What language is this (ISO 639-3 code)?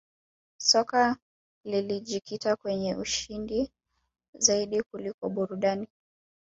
swa